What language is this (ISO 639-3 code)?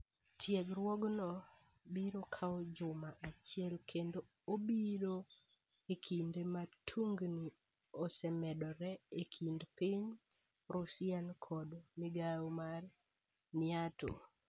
luo